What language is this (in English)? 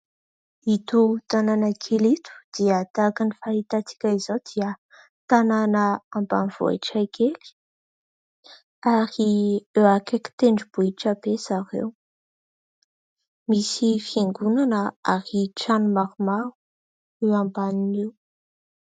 Malagasy